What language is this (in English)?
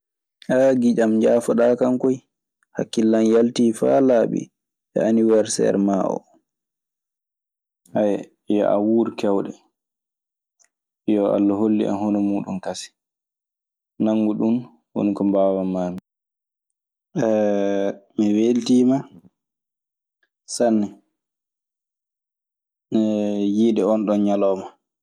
Maasina Fulfulde